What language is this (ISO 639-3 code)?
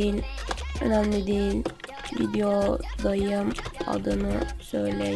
tur